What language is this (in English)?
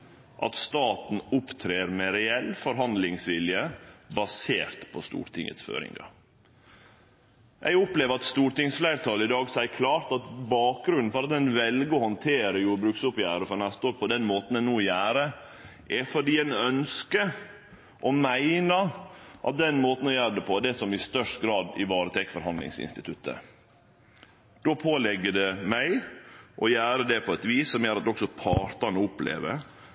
Norwegian Nynorsk